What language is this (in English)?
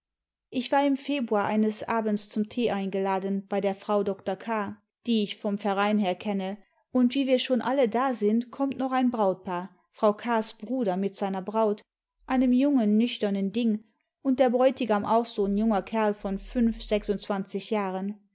German